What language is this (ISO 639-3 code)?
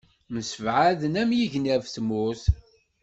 kab